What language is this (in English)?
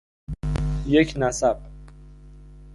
Persian